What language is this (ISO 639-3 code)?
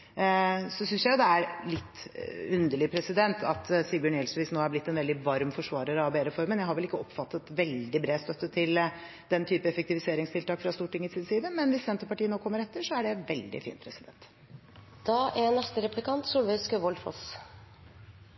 nob